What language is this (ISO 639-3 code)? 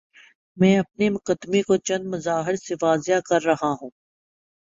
urd